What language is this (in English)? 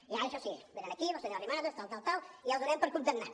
Catalan